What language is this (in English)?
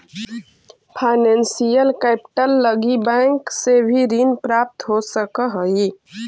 Magahi